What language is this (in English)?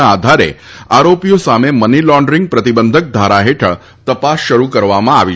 Gujarati